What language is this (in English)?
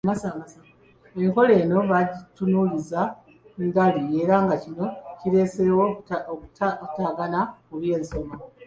Ganda